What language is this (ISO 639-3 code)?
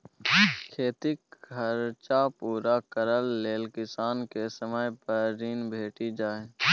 mai